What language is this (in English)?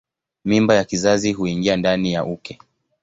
Swahili